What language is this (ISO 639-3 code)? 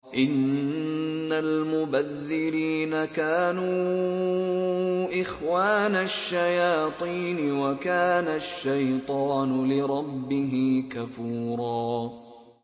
ara